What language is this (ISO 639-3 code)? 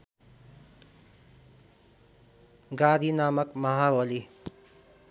nep